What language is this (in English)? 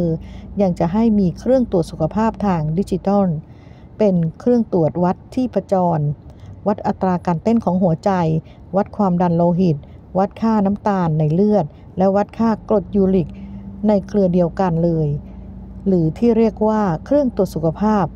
Thai